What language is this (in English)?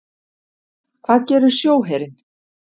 Icelandic